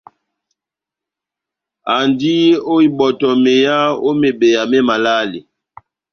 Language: Batanga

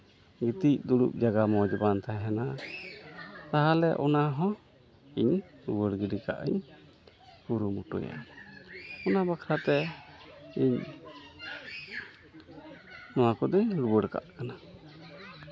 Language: Santali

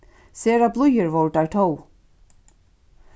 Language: Faroese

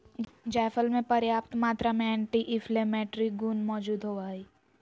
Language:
Magahi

